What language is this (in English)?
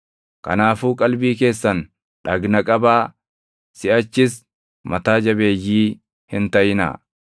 Oromo